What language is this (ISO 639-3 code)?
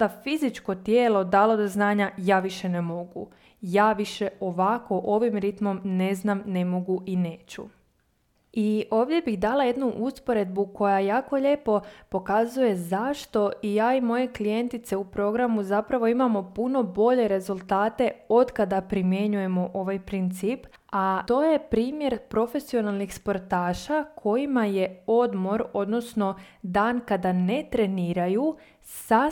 hrv